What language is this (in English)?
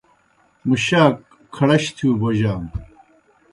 Kohistani Shina